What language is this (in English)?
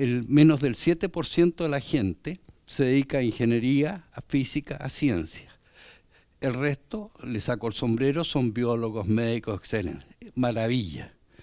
Spanish